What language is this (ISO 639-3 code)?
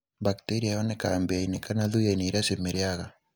kik